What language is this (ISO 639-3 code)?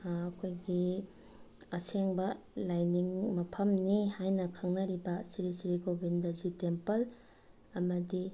mni